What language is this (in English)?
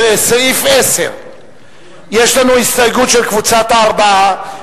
Hebrew